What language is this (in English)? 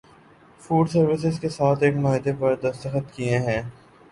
Urdu